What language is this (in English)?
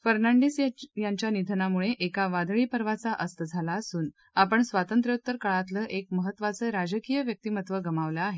Marathi